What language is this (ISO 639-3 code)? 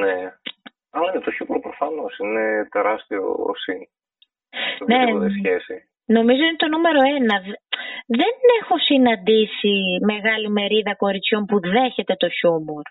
ell